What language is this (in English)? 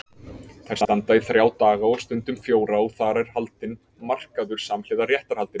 Icelandic